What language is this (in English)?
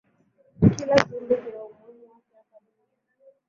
Swahili